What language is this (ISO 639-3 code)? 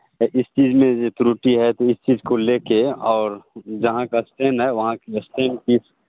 hin